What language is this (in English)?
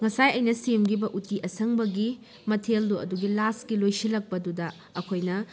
Manipuri